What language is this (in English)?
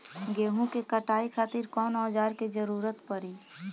Bhojpuri